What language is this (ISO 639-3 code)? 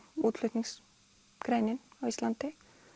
isl